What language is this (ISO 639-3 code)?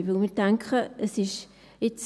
gsw